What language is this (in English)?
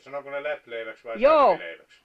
Finnish